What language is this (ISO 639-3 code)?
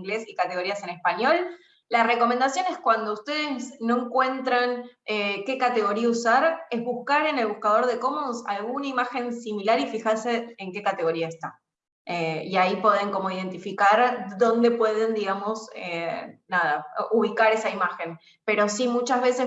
spa